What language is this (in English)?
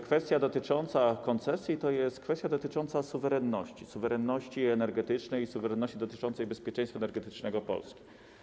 Polish